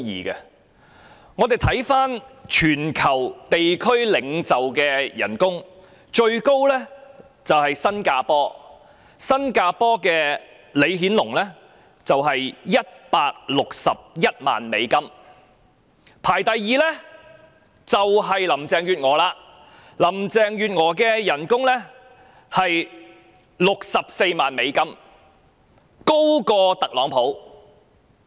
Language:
Cantonese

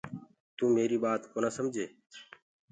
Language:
Gurgula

